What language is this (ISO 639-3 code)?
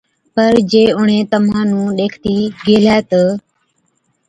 odk